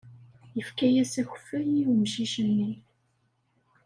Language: Kabyle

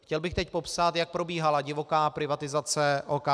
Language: Czech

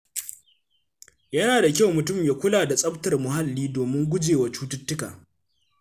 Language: Hausa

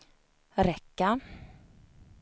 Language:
Swedish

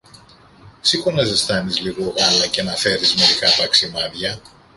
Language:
Greek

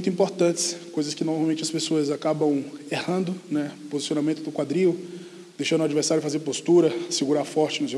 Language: Portuguese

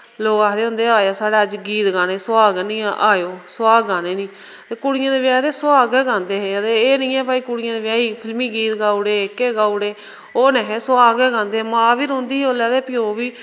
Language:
Dogri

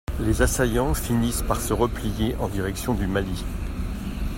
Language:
French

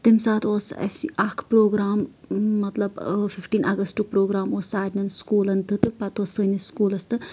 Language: Kashmiri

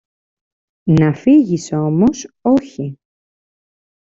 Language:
Greek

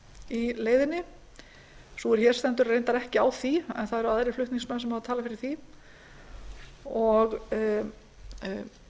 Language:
Icelandic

